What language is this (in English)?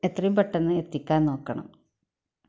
Malayalam